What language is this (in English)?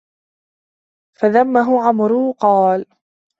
Arabic